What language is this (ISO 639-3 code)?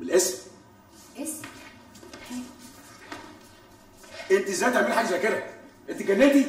ara